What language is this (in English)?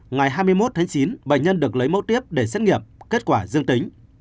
Vietnamese